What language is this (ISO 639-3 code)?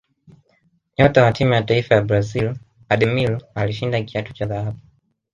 swa